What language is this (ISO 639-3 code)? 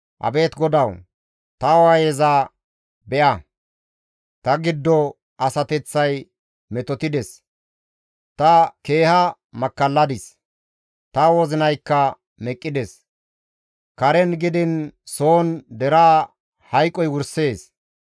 gmv